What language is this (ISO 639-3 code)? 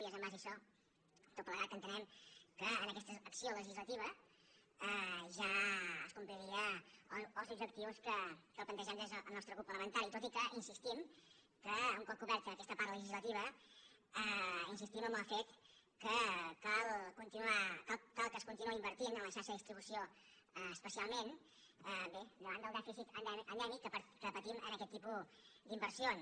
cat